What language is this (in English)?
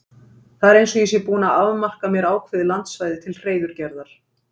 Icelandic